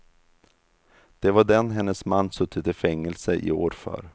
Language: Swedish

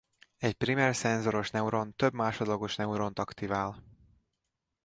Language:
Hungarian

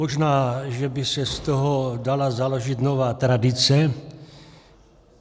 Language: Czech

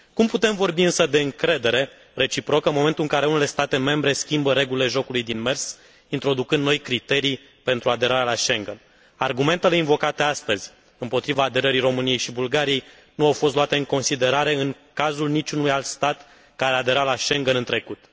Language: Romanian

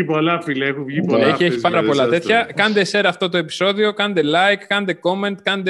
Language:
Greek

